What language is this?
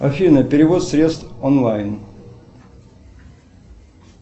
Russian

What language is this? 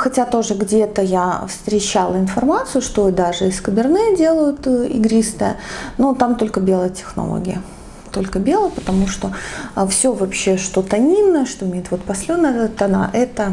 Russian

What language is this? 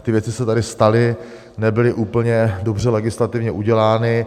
Czech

